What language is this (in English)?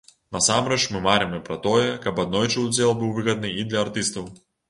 Belarusian